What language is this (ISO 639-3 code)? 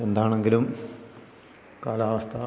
mal